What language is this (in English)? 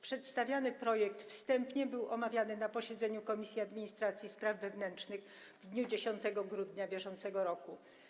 Polish